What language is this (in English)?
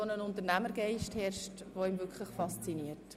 Swiss German